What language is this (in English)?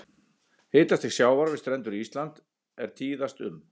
Icelandic